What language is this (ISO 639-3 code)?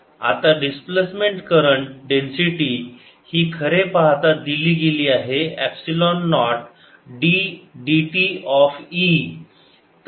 mar